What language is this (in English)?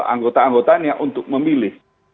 Indonesian